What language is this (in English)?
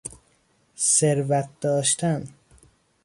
Persian